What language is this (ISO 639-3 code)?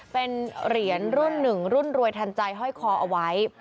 tha